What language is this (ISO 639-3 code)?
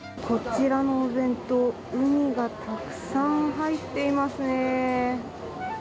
jpn